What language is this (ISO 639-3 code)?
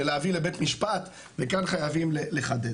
heb